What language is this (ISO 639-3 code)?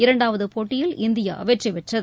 tam